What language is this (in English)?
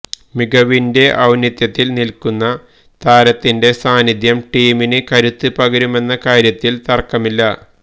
Malayalam